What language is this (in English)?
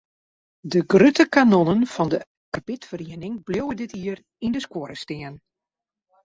Western Frisian